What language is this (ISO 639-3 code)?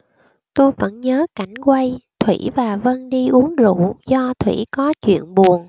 vie